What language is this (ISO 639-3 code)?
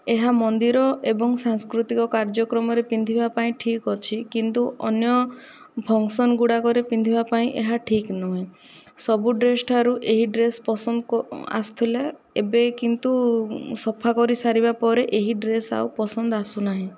ori